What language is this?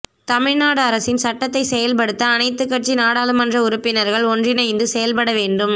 Tamil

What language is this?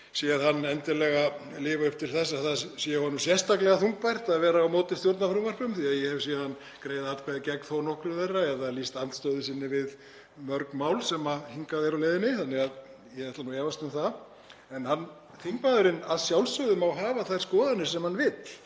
Icelandic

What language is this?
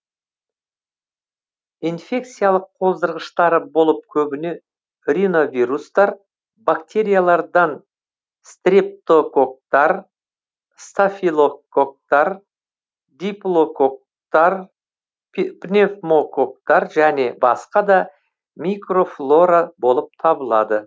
Kazakh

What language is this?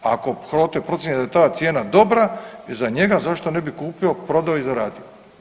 Croatian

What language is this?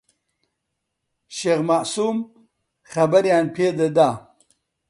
Central Kurdish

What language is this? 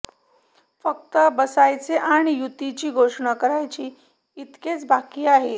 Marathi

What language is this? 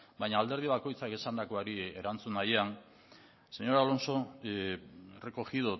Basque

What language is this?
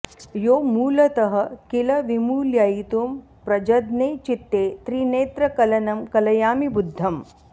Sanskrit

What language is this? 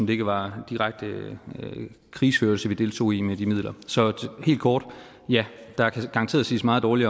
Danish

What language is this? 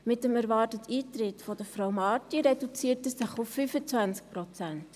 Swiss German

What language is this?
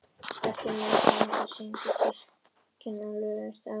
Icelandic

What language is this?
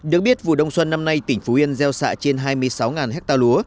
Vietnamese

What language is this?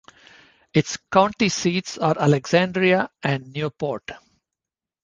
English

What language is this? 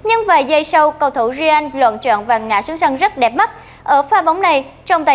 Vietnamese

